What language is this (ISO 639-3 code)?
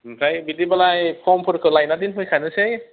brx